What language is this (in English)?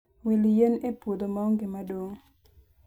Luo (Kenya and Tanzania)